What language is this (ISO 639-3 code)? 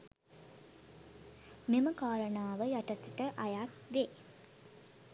sin